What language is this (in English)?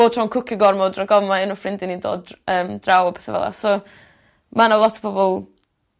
Welsh